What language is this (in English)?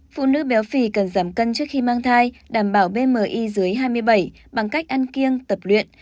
Vietnamese